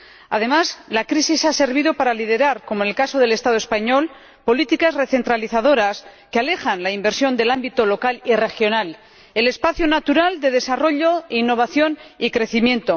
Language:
Spanish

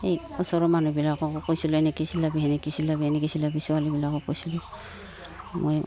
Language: Assamese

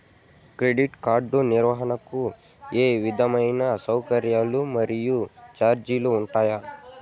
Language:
Telugu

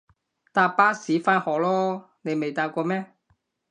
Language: Cantonese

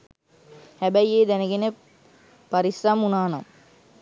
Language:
Sinhala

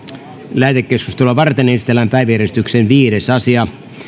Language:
Finnish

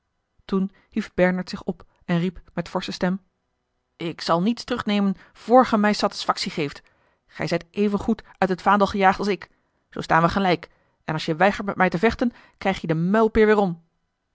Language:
Dutch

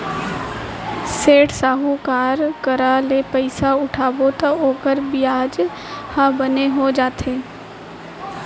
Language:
Chhattisgarhi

